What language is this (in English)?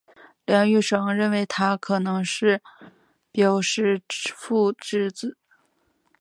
Chinese